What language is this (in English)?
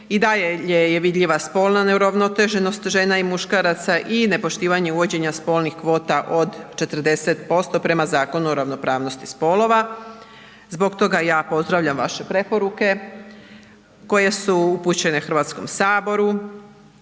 Croatian